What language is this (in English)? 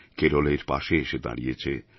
Bangla